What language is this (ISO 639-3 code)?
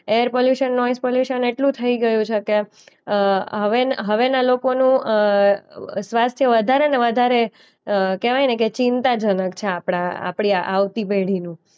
guj